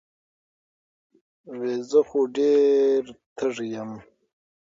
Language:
Pashto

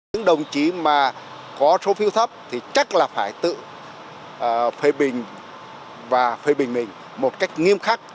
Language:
Vietnamese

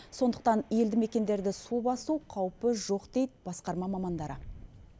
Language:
Kazakh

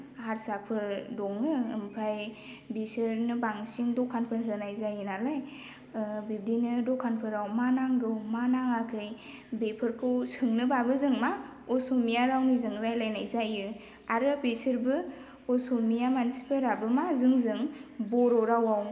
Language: Bodo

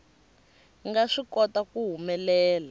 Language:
Tsonga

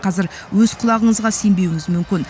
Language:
Kazakh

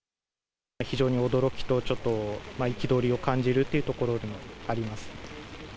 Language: Japanese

